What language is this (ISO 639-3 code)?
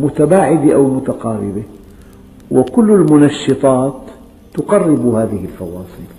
ara